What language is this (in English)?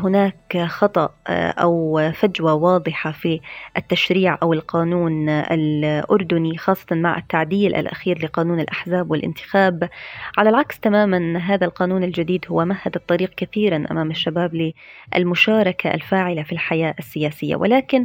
Arabic